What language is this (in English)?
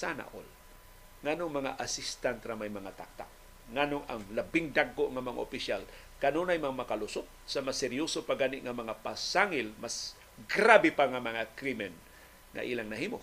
Filipino